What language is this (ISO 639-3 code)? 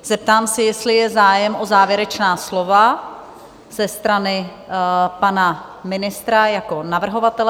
ces